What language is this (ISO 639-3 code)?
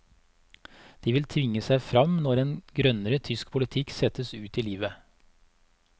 nor